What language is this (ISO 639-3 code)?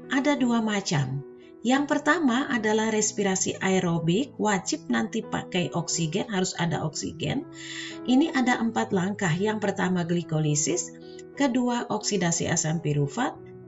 ind